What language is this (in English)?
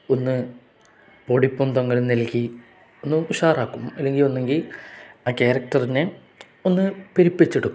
Malayalam